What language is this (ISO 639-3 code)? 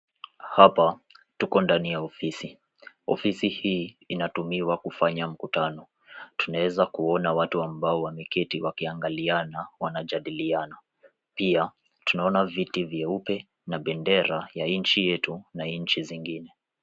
swa